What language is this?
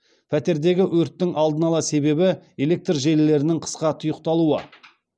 Kazakh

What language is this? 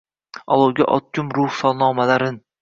Uzbek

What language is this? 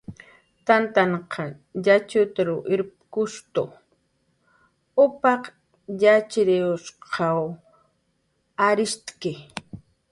Jaqaru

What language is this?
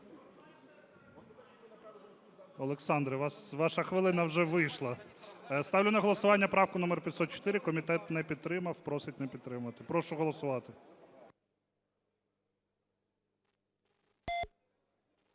Ukrainian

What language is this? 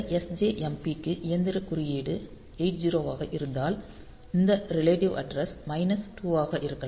Tamil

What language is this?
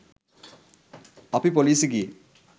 Sinhala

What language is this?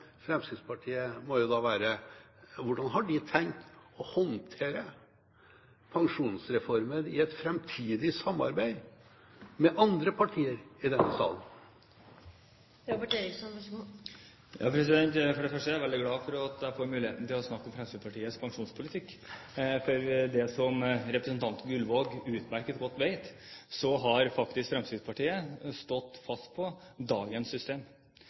Norwegian Bokmål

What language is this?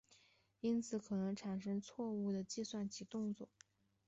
Chinese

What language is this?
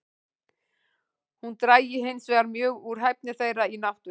Icelandic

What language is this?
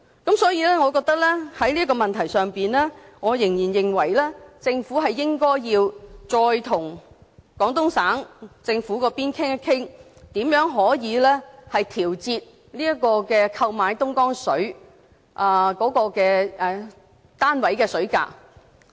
Cantonese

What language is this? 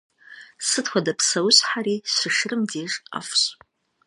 Kabardian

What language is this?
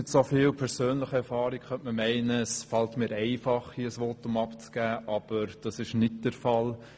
Swiss German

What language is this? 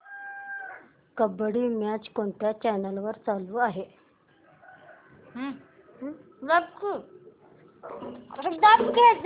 Marathi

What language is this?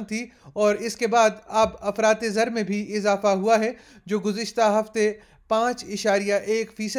Urdu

